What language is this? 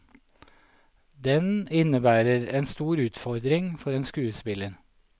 Norwegian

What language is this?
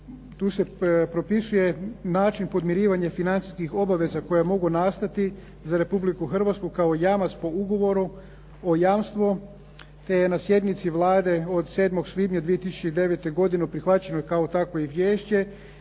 Croatian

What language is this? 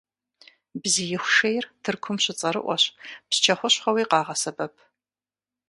Kabardian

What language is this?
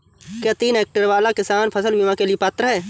Hindi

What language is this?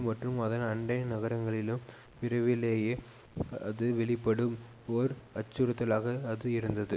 Tamil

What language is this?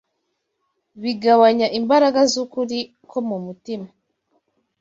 Kinyarwanda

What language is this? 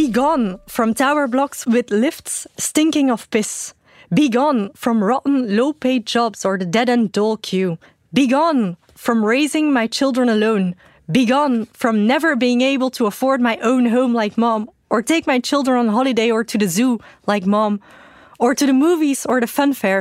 Dutch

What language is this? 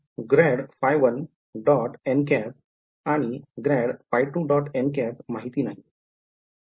Marathi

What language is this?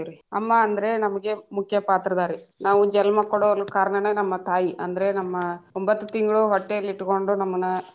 Kannada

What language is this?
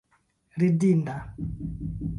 Esperanto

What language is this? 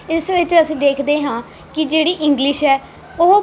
Punjabi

